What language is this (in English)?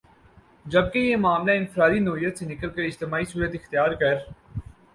Urdu